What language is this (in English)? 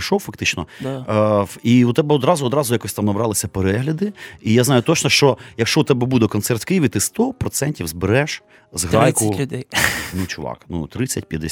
Ukrainian